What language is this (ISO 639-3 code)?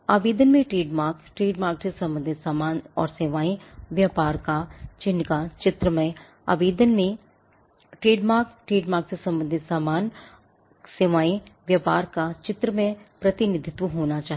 hin